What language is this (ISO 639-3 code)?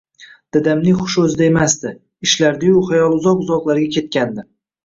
uzb